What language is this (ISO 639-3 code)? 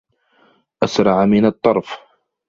ara